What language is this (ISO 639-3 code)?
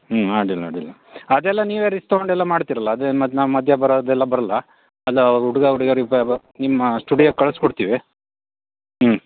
kan